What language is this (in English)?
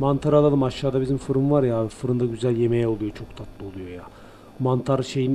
Turkish